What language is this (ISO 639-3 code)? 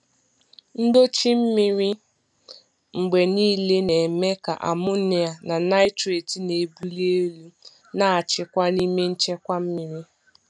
ibo